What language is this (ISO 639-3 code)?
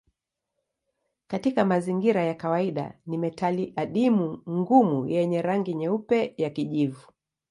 swa